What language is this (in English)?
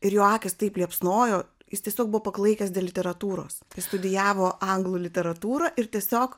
Lithuanian